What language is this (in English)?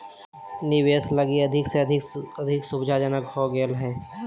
Magahi